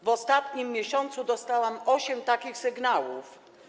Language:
Polish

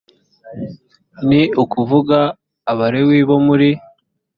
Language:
Kinyarwanda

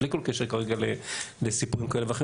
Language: Hebrew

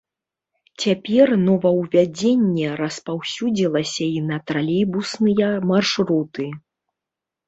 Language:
Belarusian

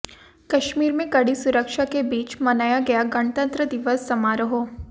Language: Hindi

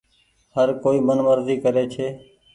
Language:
Goaria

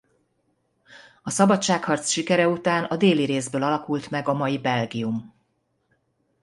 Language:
Hungarian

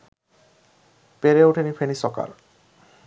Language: Bangla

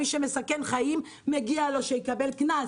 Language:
Hebrew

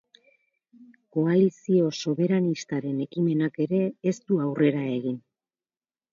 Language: Basque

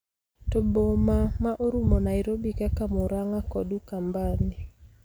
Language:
Luo (Kenya and Tanzania)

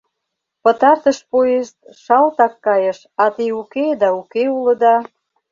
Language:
Mari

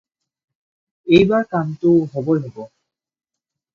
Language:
Assamese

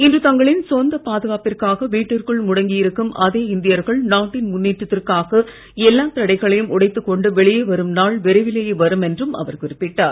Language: Tamil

